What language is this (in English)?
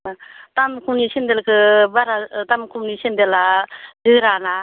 Bodo